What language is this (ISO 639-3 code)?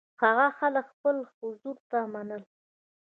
pus